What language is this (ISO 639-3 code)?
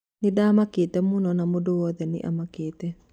kik